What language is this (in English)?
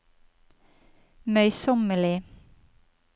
Norwegian